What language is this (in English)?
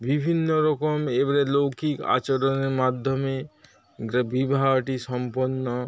Bangla